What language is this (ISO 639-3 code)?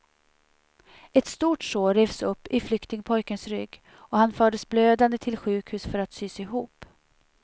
swe